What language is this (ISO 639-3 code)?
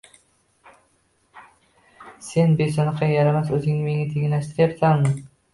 uzb